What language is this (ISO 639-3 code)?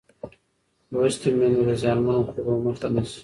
pus